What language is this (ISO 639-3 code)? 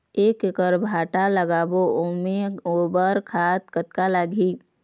hne